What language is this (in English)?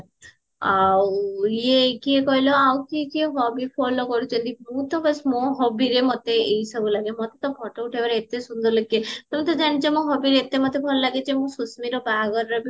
Odia